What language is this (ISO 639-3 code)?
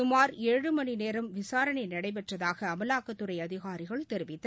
tam